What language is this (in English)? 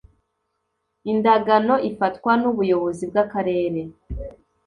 Kinyarwanda